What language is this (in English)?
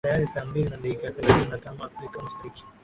Swahili